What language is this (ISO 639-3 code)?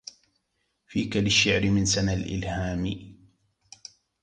ara